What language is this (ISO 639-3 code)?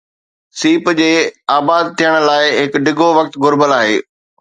snd